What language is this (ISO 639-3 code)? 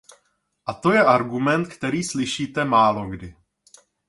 ces